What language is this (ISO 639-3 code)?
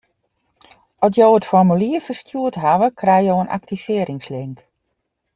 fry